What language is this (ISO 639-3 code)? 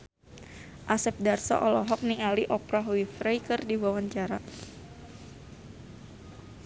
sun